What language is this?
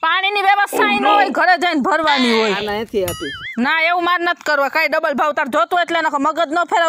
Gujarati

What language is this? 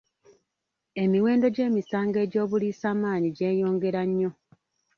Ganda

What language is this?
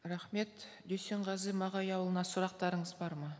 Kazakh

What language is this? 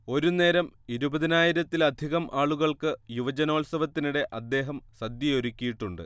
Malayalam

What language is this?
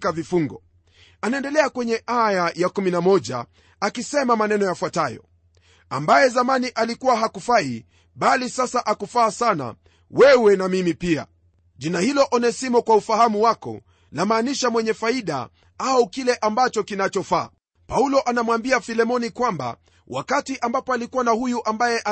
Swahili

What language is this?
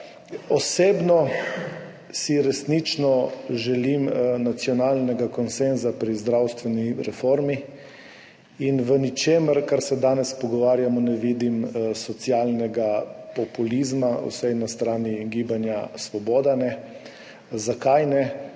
Slovenian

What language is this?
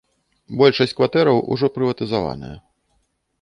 Belarusian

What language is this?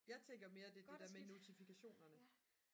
Danish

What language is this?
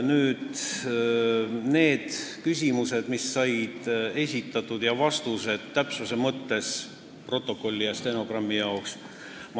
Estonian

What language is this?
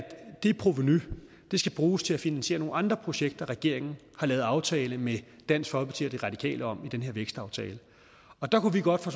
Danish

